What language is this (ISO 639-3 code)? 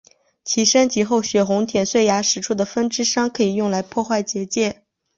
zho